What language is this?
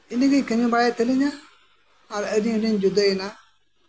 Santali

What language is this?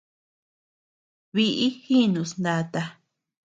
Tepeuxila Cuicatec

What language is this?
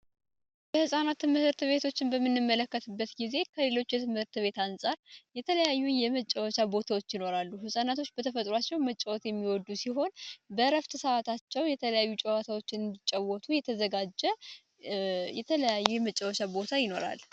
Amharic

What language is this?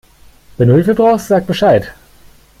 German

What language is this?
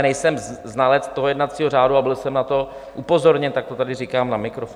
Czech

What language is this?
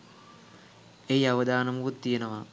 Sinhala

